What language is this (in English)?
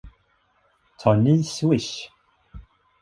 Swedish